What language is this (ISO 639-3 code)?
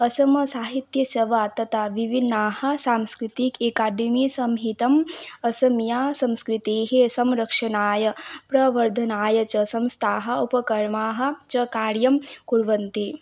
san